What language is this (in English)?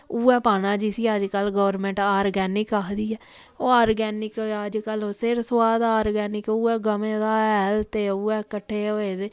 Dogri